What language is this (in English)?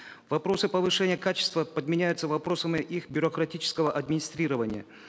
Kazakh